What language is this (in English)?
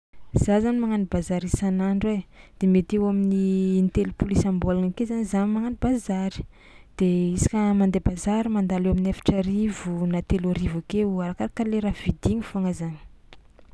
Tsimihety Malagasy